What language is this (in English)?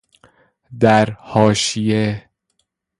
Persian